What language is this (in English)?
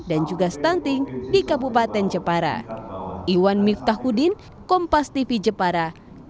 Indonesian